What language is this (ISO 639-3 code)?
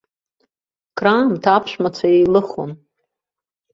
abk